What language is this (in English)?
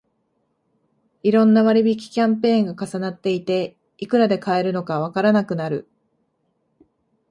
Japanese